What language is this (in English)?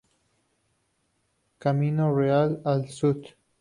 Spanish